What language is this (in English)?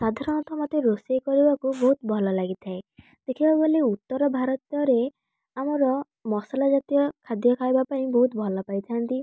Odia